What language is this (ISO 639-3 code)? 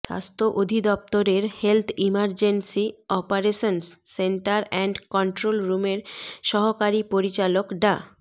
ben